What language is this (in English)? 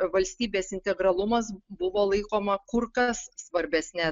Lithuanian